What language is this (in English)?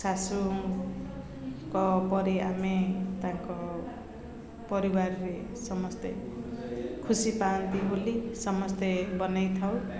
Odia